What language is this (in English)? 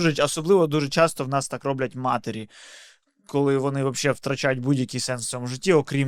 Ukrainian